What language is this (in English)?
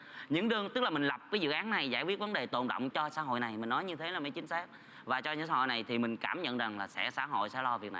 Vietnamese